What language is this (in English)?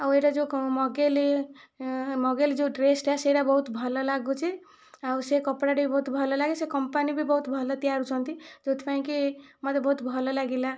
Odia